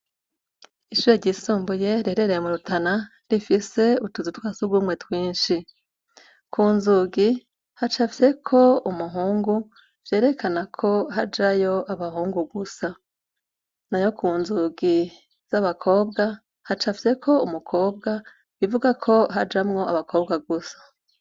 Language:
Rundi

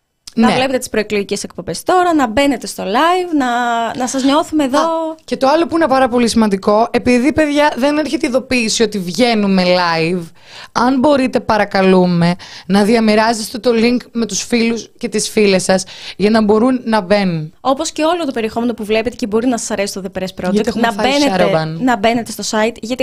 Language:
Greek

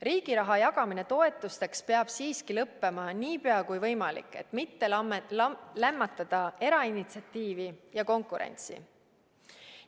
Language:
Estonian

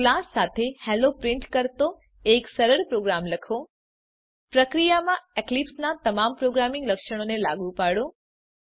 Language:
Gujarati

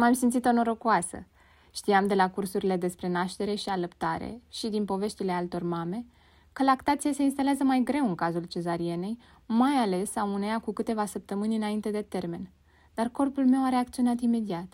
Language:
Romanian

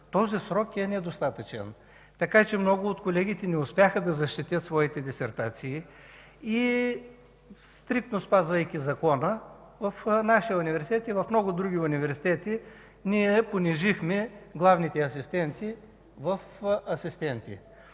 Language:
Bulgarian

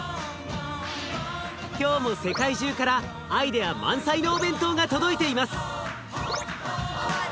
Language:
Japanese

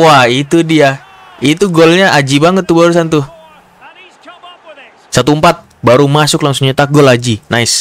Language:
Indonesian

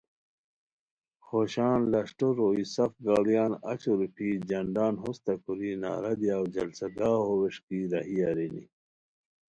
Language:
Khowar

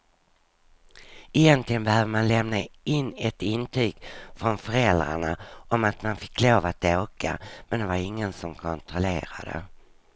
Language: Swedish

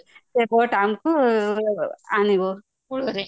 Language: Odia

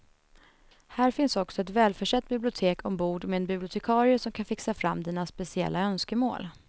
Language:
Swedish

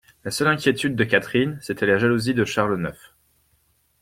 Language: French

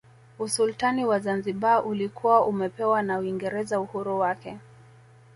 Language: Swahili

